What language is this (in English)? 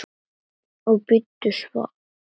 Icelandic